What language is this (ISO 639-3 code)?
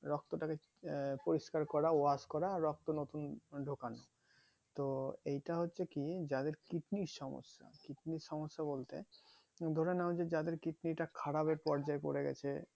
ben